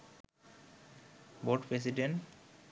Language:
Bangla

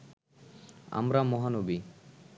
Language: Bangla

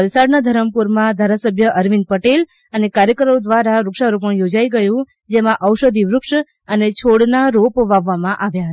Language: Gujarati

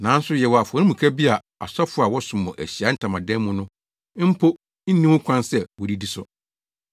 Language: Akan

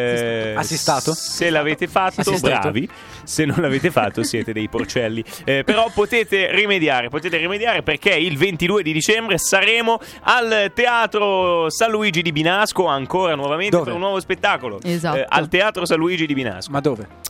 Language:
Italian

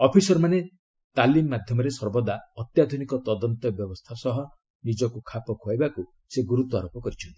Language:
Odia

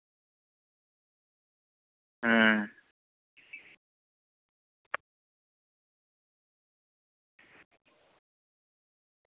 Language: Santali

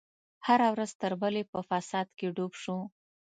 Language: Pashto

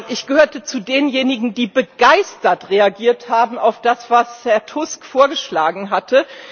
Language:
German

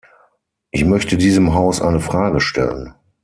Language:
German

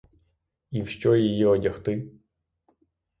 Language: Ukrainian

